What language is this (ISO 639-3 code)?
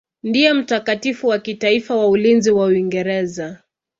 swa